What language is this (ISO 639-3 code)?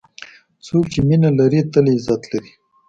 pus